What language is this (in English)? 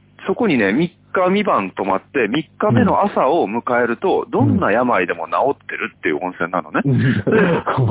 Japanese